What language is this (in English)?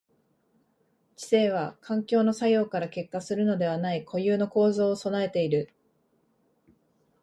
Japanese